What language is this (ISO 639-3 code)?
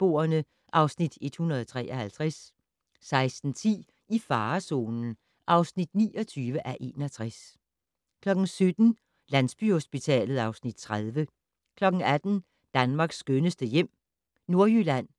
dan